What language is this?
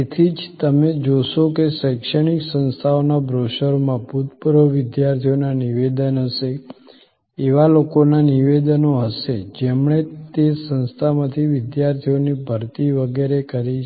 Gujarati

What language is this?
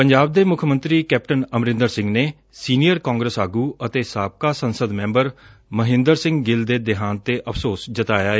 Punjabi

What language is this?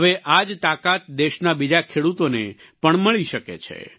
Gujarati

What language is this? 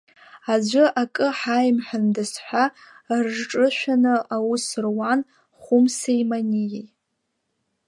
Abkhazian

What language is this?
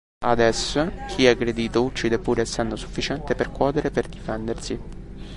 Italian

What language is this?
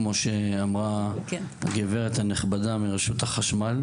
Hebrew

